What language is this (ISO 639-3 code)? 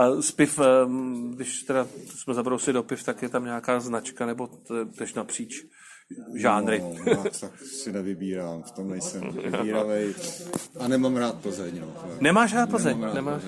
ces